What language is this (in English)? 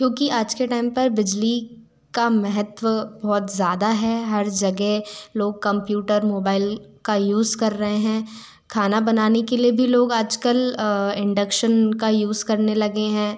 Hindi